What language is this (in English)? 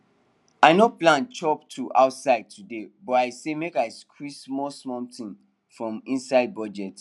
Nigerian Pidgin